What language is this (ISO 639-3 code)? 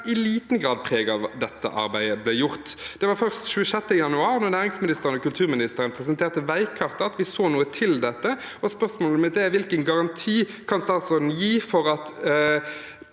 nor